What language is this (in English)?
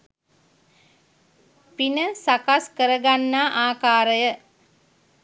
Sinhala